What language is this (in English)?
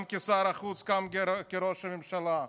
Hebrew